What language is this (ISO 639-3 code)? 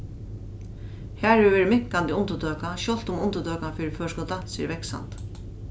fao